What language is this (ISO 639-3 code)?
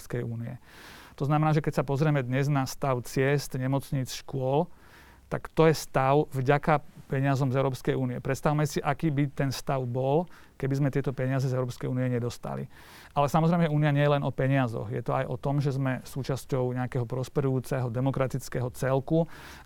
slk